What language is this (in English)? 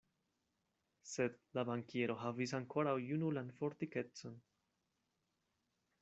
Esperanto